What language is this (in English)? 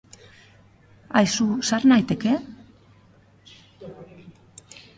Basque